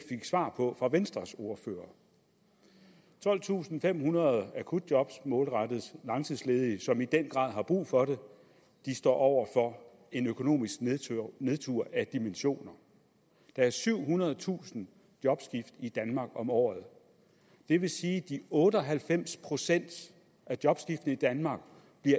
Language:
Danish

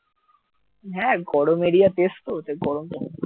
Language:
Bangla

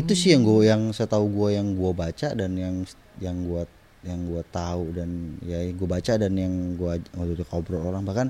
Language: Indonesian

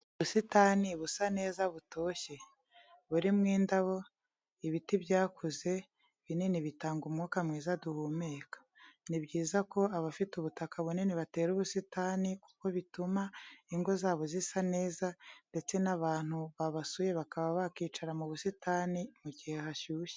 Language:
Kinyarwanda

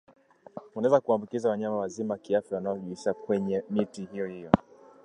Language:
Swahili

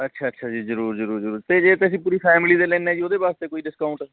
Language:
Punjabi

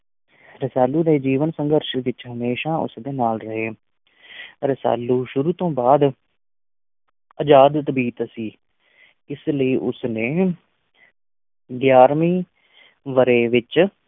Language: Punjabi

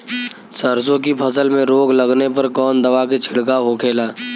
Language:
Bhojpuri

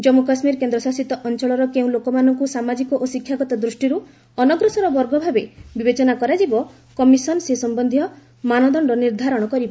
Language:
Odia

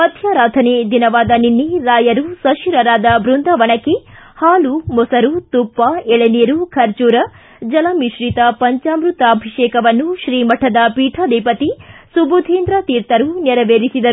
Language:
Kannada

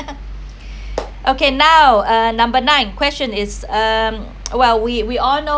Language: English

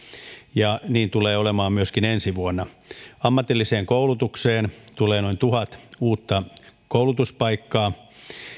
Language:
Finnish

